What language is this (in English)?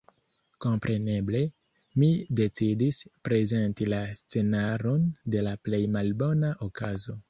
Esperanto